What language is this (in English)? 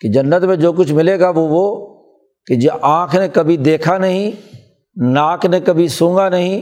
Urdu